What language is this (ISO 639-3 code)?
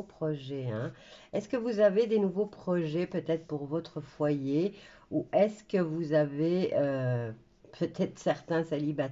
fra